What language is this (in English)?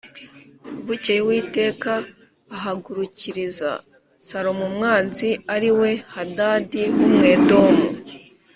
Kinyarwanda